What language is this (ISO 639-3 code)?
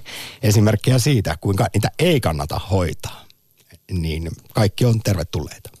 fin